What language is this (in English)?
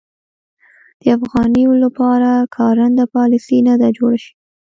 Pashto